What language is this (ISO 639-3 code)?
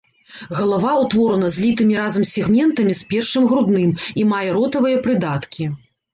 bel